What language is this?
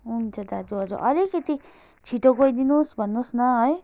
Nepali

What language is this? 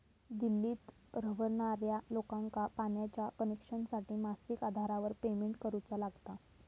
Marathi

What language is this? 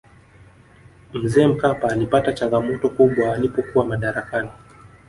Swahili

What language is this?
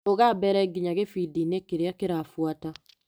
Kikuyu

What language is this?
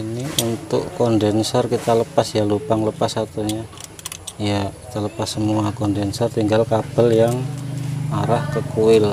Indonesian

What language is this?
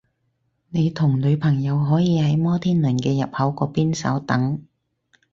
Cantonese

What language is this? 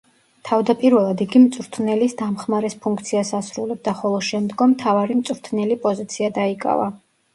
Georgian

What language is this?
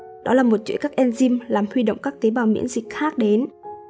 Vietnamese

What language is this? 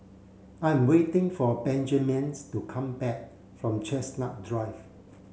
English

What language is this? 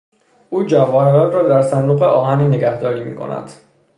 Persian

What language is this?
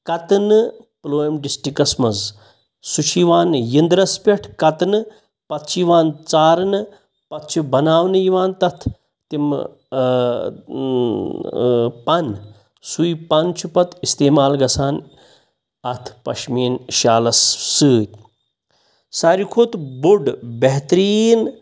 Kashmiri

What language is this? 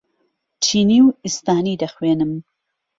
Central Kurdish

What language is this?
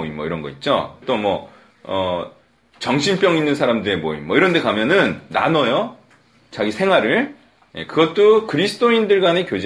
Korean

